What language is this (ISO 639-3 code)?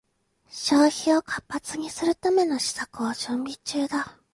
jpn